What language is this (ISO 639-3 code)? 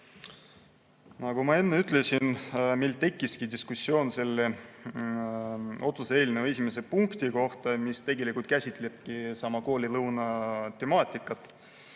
est